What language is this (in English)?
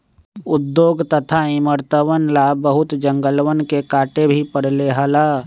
Magahi